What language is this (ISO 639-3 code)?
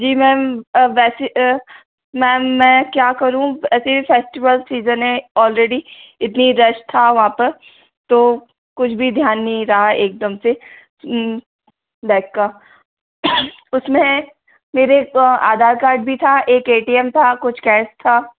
hin